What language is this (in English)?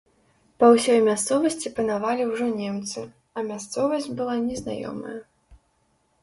Belarusian